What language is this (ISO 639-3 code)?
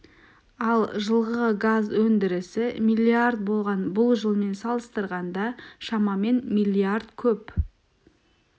kaz